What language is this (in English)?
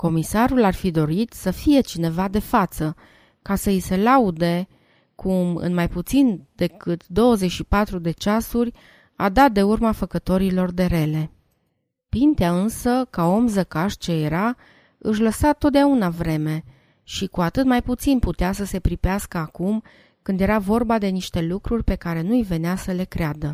Romanian